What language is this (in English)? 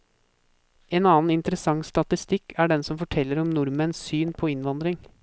Norwegian